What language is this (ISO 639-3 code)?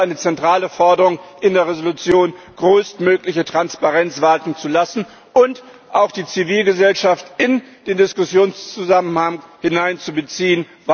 deu